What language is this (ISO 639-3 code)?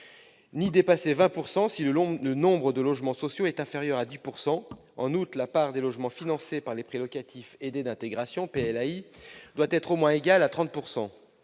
fra